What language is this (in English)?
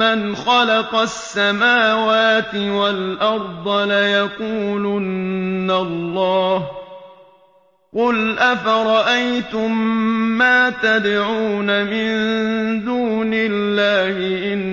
Arabic